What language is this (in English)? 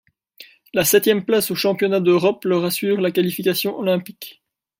French